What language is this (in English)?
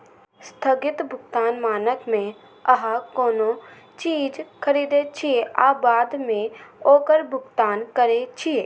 Maithili